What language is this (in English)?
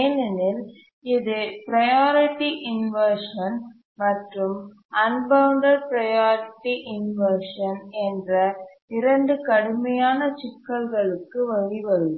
Tamil